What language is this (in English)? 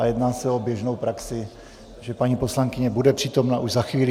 Czech